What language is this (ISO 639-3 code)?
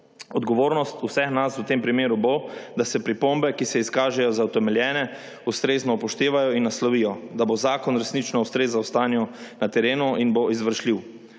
slv